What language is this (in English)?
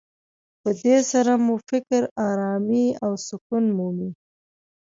Pashto